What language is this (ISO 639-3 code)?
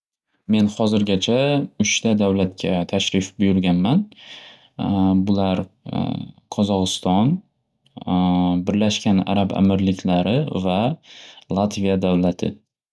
uzb